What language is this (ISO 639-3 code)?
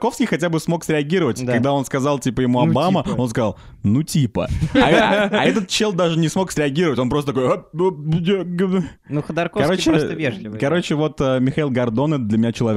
rus